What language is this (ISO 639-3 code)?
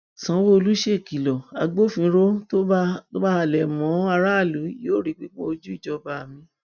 yor